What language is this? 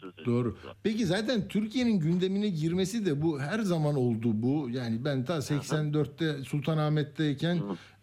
Turkish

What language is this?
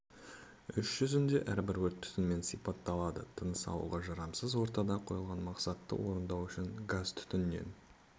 Kazakh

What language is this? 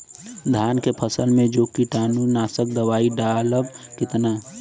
Bhojpuri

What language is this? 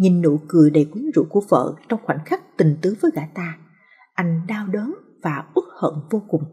Vietnamese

